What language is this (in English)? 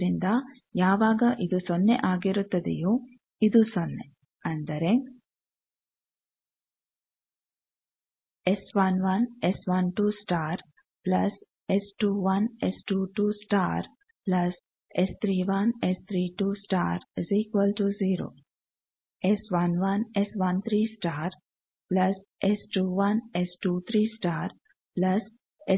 Kannada